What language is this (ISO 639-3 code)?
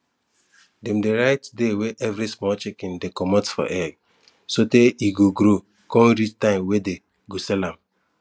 pcm